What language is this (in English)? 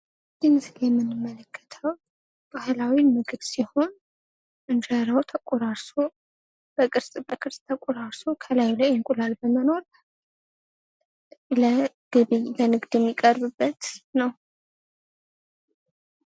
Amharic